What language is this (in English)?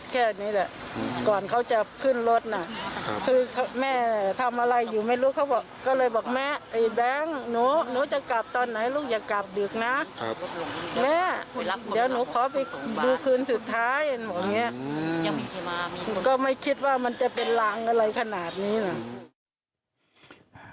Thai